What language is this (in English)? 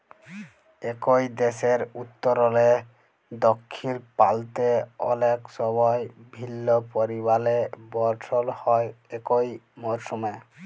Bangla